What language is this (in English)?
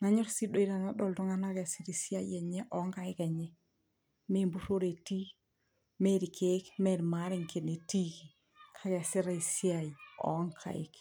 Masai